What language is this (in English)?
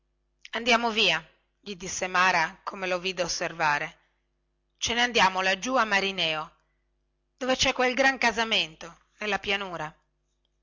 Italian